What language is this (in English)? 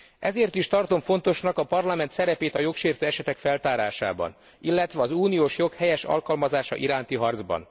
Hungarian